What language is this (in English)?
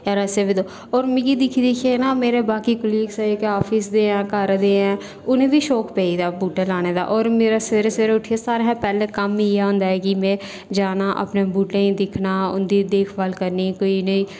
Dogri